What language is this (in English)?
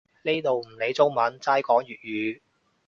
Cantonese